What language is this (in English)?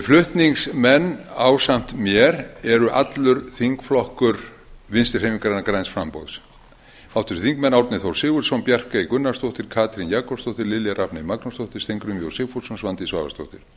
Icelandic